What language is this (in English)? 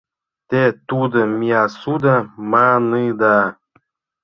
Mari